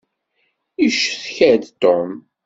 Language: Kabyle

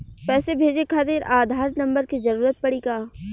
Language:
Bhojpuri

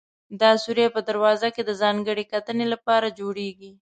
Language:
Pashto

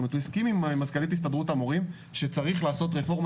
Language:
Hebrew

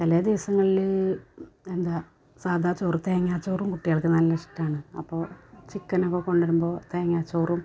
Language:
Malayalam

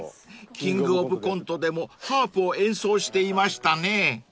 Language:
Japanese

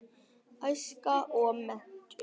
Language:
Icelandic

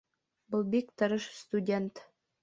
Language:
Bashkir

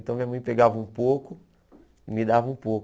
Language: Portuguese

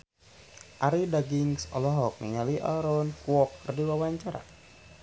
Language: Sundanese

